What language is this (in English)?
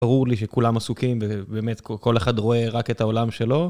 Hebrew